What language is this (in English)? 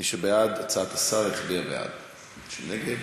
Hebrew